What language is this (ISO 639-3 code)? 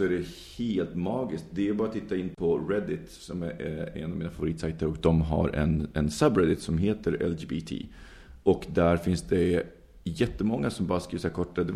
swe